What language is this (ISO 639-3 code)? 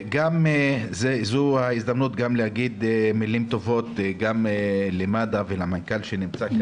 heb